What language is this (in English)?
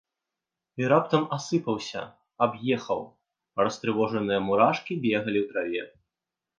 Belarusian